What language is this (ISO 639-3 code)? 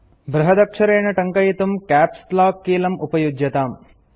san